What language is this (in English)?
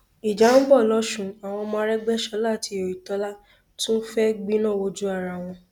Yoruba